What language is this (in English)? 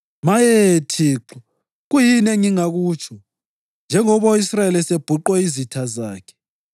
North Ndebele